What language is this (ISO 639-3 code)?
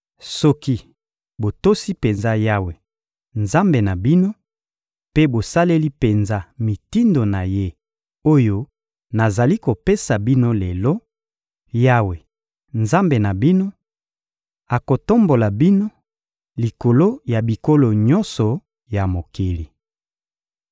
lin